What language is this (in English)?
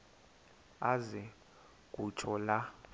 Xhosa